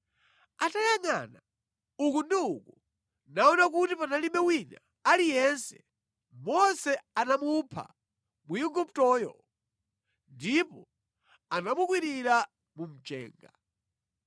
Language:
Nyanja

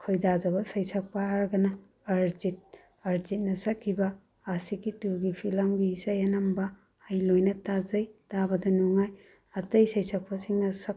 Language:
Manipuri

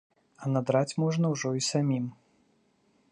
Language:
Belarusian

